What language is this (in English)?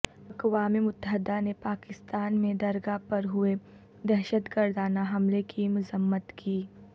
Urdu